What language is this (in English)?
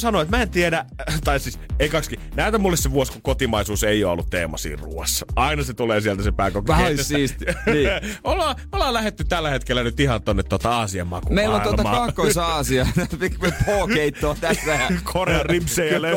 Finnish